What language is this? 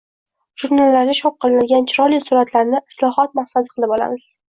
Uzbek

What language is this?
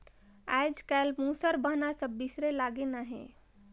Chhattisgarhi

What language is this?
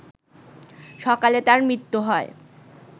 Bangla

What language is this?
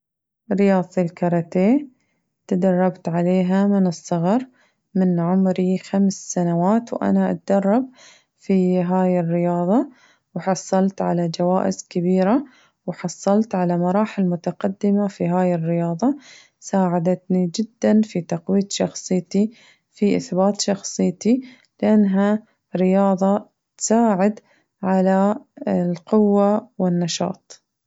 Najdi Arabic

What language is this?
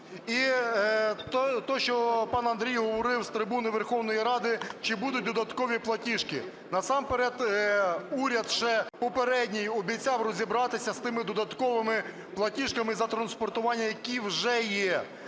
Ukrainian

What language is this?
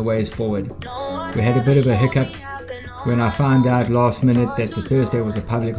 English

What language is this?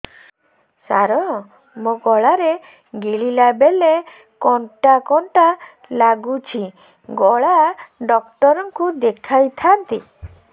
Odia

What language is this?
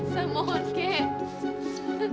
Indonesian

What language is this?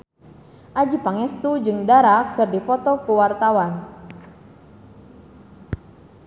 Sundanese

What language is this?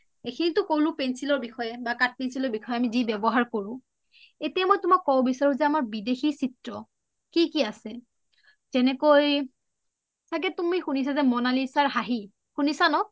Assamese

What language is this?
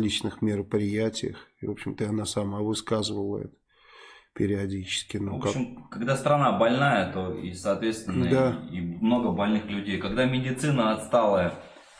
Russian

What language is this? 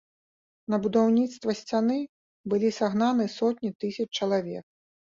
Belarusian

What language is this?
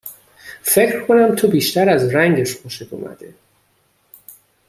Persian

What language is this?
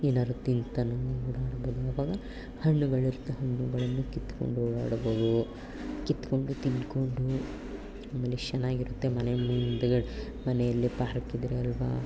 Kannada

